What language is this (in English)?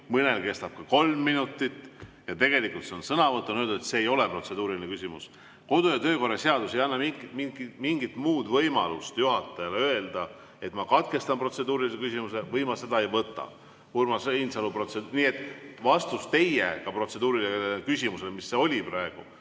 Estonian